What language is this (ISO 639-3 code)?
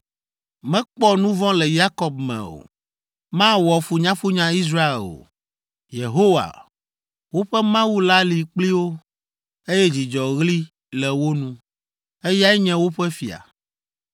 ewe